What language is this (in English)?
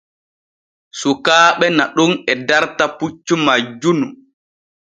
Borgu Fulfulde